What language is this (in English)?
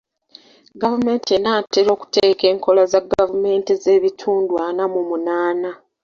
Ganda